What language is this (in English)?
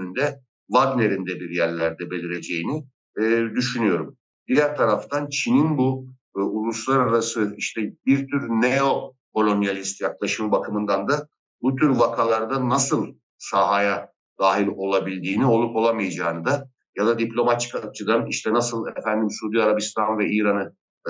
Turkish